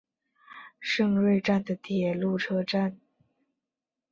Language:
Chinese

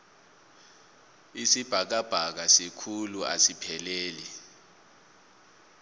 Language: South Ndebele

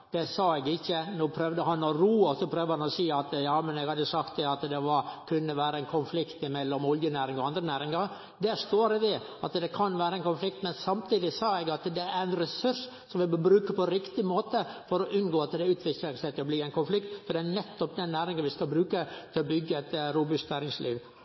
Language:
Norwegian Nynorsk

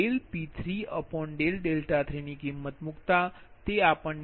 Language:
Gujarati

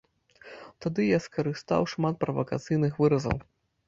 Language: Belarusian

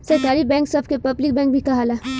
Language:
Bhojpuri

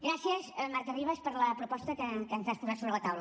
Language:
Catalan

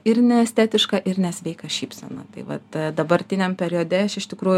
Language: Lithuanian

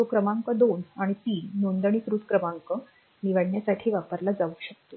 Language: Marathi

